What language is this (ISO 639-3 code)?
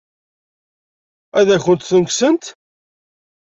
kab